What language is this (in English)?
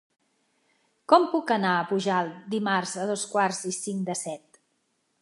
Catalan